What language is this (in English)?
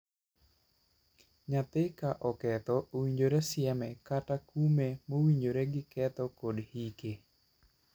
Luo (Kenya and Tanzania)